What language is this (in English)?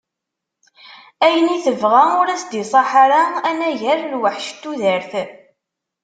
Kabyle